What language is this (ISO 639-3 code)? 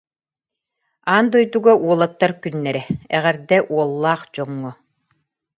sah